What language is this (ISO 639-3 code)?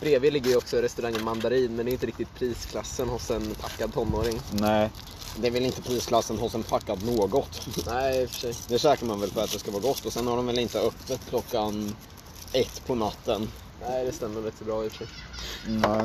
swe